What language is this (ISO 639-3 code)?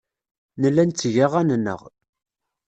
kab